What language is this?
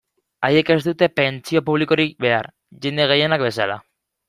Basque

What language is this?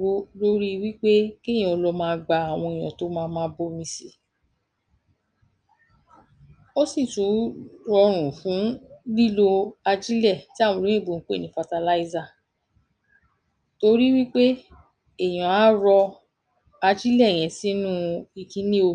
Yoruba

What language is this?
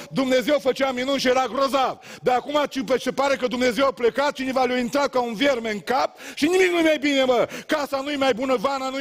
Romanian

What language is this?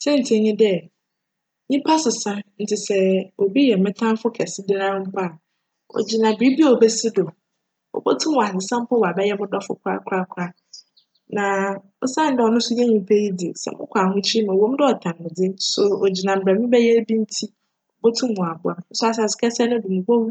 Akan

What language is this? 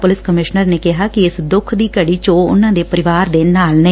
Punjabi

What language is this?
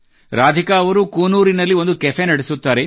Kannada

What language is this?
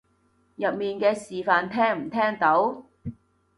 Cantonese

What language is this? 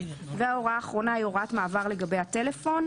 Hebrew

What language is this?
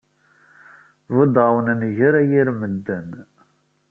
Kabyle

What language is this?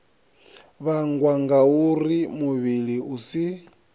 Venda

